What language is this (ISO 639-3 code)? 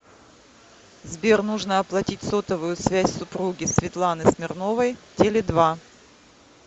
rus